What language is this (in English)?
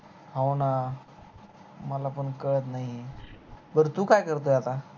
Marathi